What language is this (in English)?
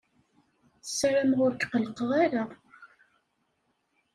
Kabyle